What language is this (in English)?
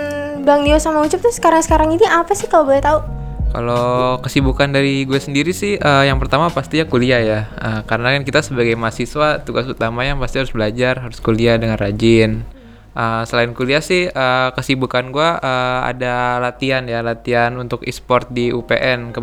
Indonesian